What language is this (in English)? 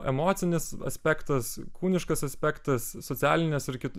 Lithuanian